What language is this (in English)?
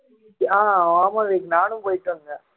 Tamil